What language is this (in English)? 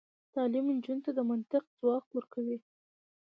Pashto